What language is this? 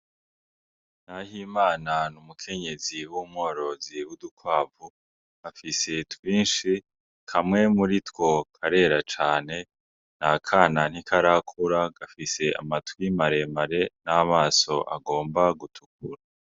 Rundi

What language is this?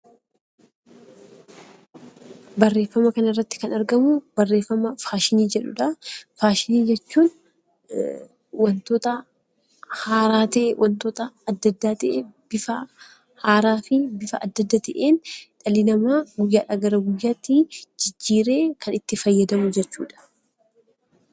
Oromo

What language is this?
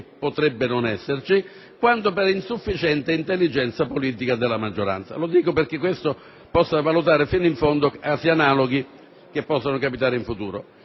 Italian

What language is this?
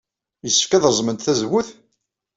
Kabyle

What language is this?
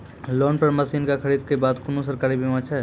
Maithili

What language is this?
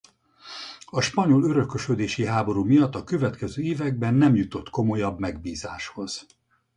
Hungarian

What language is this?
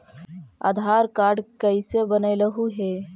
Magahi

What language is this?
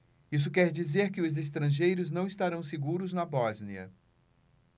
Portuguese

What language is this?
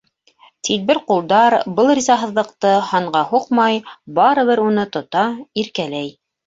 Bashkir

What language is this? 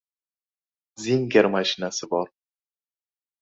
Uzbek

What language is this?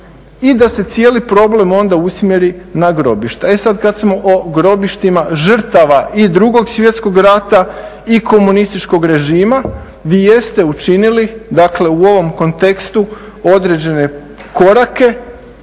Croatian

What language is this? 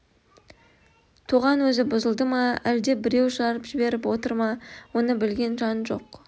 Kazakh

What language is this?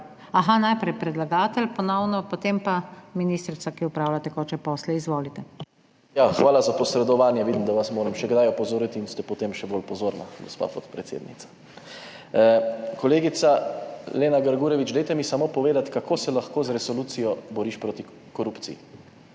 Slovenian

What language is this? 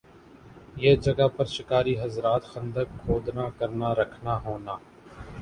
Urdu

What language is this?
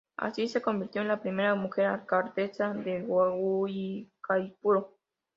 Spanish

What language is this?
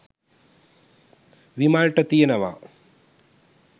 Sinhala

